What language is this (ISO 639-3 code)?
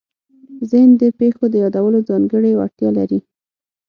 pus